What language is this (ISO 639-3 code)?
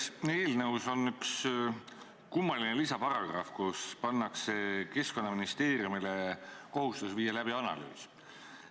est